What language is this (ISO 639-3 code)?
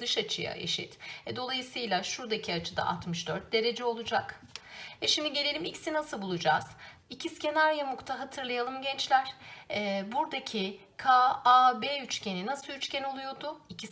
tur